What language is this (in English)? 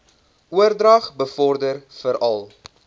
Afrikaans